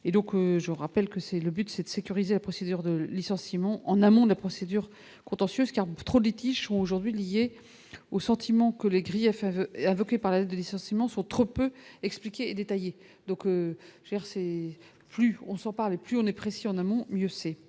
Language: French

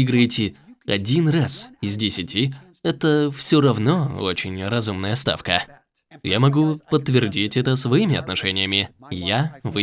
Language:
Russian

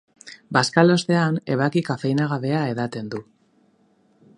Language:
Basque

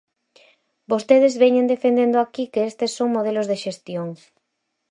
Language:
Galician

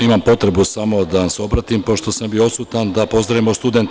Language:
Serbian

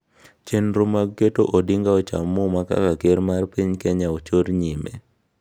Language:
Luo (Kenya and Tanzania)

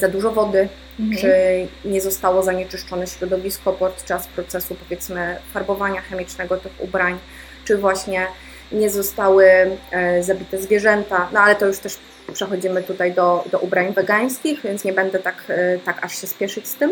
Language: Polish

